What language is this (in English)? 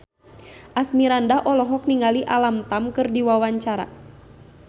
Sundanese